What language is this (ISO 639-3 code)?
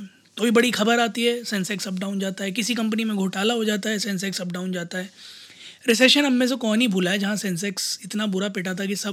hin